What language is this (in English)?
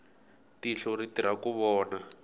Tsonga